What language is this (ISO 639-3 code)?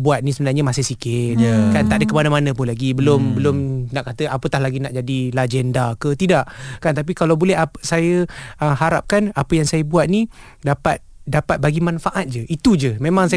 msa